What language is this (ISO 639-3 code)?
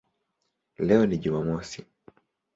swa